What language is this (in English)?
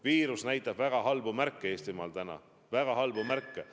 Estonian